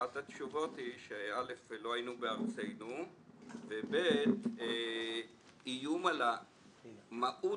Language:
Hebrew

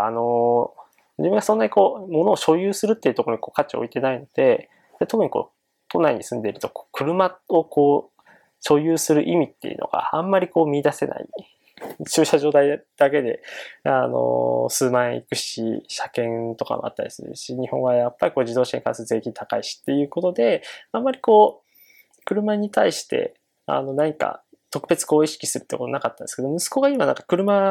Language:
Japanese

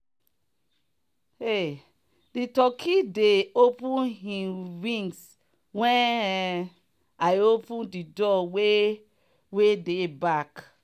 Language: Nigerian Pidgin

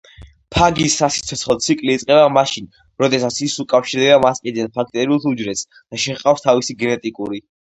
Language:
Georgian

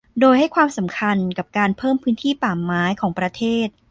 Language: Thai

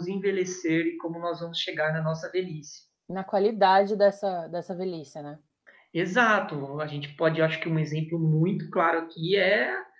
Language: Portuguese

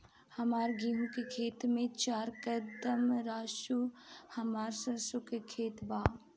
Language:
Bhojpuri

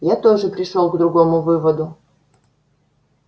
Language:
Russian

